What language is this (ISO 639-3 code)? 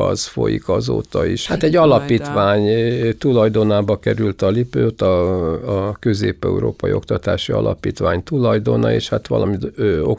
hun